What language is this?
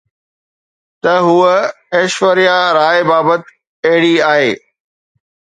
Sindhi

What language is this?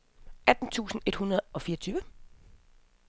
Danish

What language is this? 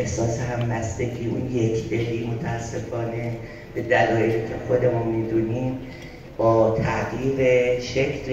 Persian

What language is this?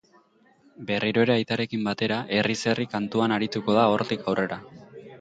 Basque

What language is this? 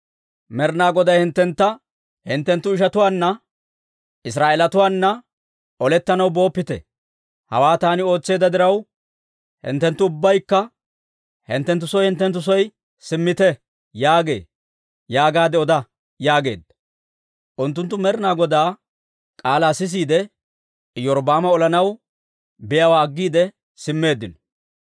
Dawro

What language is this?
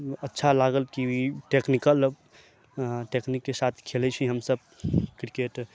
Maithili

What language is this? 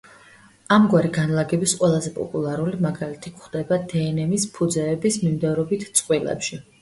Georgian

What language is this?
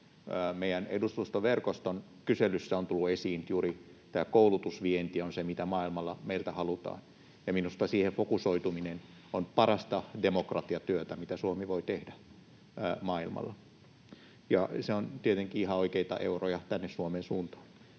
Finnish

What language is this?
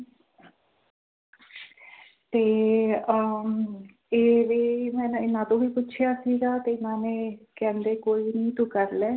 Punjabi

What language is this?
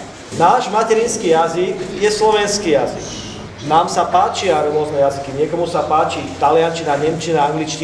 Slovak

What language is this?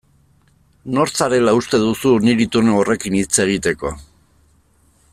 Basque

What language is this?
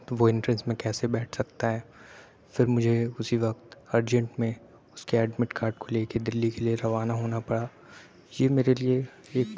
Urdu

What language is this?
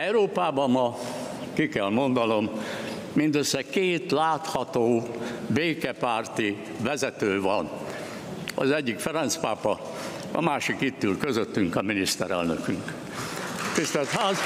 Hungarian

